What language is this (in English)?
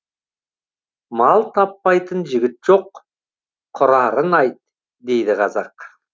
Kazakh